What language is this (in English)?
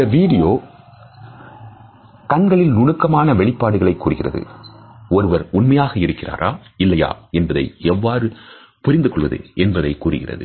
Tamil